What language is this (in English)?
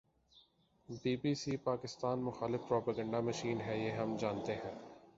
Urdu